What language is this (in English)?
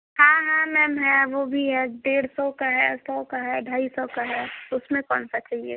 Hindi